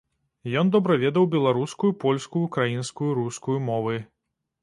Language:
Belarusian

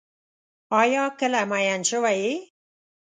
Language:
Pashto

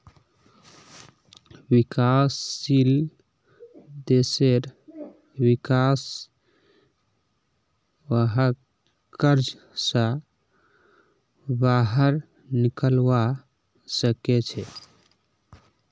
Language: Magahi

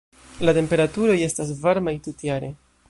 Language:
Esperanto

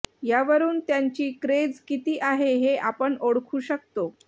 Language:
Marathi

